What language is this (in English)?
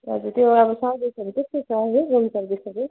Nepali